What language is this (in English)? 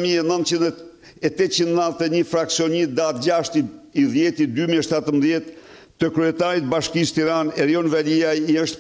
Romanian